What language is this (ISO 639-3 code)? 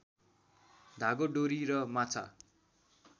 nep